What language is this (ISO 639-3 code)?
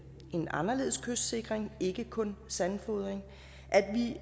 dan